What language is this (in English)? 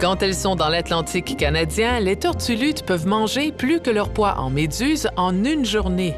French